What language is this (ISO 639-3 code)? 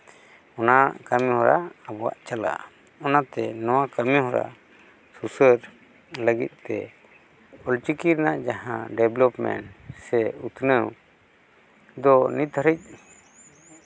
sat